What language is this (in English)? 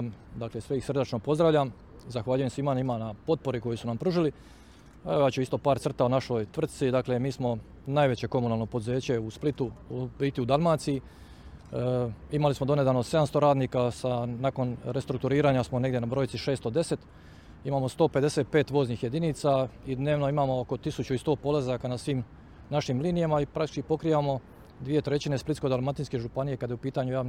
Croatian